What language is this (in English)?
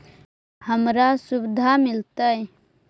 Magahi